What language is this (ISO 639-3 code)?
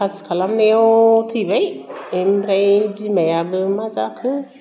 brx